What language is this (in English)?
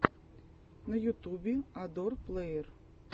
Russian